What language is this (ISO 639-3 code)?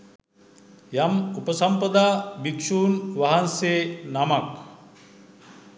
sin